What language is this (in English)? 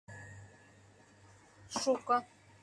Mari